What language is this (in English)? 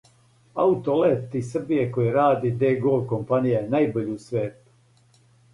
Serbian